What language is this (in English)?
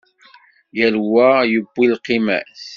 Kabyle